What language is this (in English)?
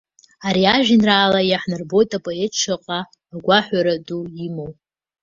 Abkhazian